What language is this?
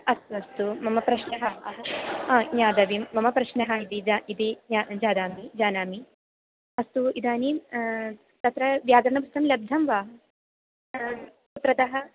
Sanskrit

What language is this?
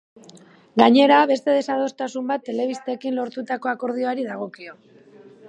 Basque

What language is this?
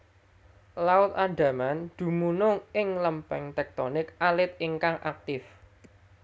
Javanese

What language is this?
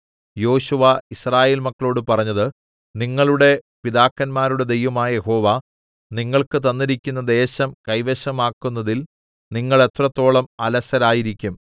Malayalam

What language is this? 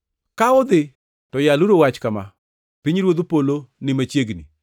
Luo (Kenya and Tanzania)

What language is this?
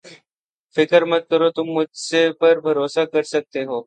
Urdu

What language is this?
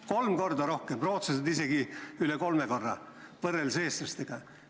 Estonian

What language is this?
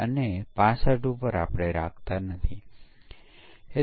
Gujarati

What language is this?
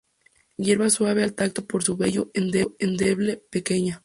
Spanish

